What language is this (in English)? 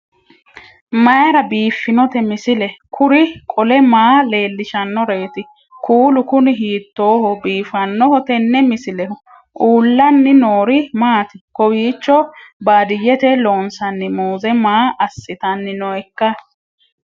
Sidamo